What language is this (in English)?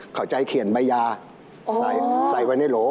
Thai